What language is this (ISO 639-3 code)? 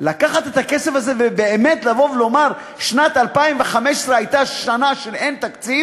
heb